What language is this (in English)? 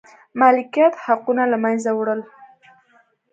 Pashto